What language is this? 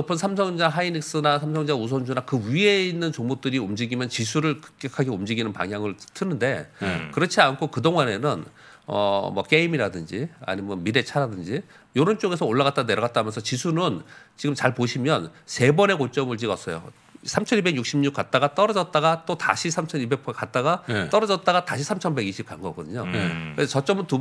Korean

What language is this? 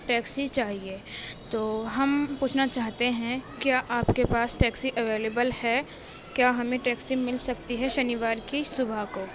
Urdu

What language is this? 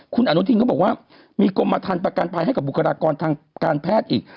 Thai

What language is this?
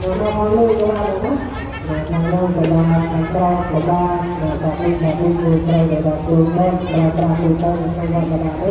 Thai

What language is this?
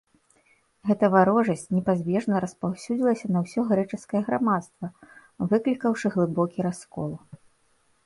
Belarusian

